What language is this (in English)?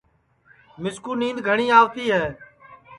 Sansi